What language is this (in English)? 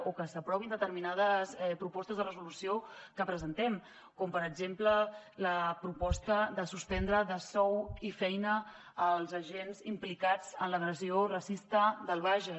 Catalan